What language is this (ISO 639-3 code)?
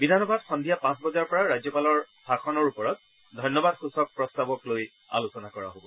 asm